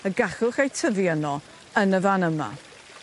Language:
Welsh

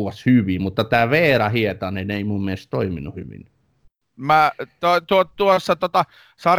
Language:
Finnish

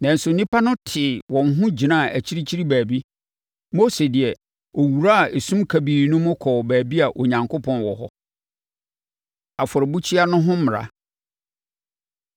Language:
Akan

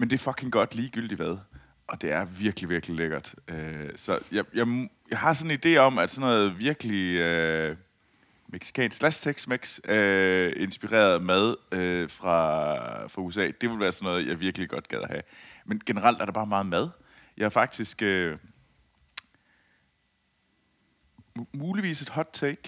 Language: Danish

